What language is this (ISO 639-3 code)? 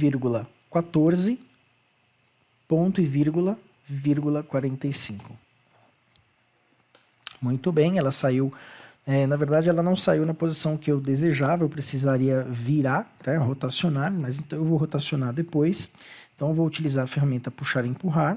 por